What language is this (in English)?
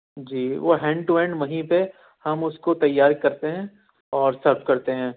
Urdu